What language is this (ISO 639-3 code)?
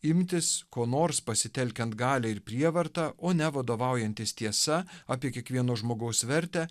lit